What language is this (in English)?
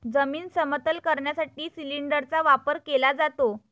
Marathi